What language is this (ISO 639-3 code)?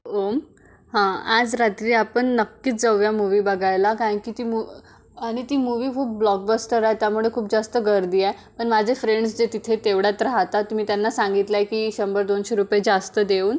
mar